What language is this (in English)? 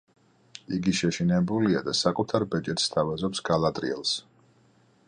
Georgian